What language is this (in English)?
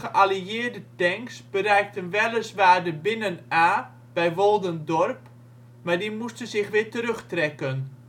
Dutch